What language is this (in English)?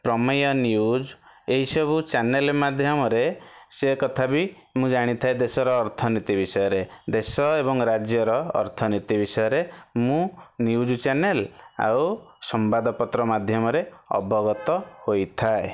Odia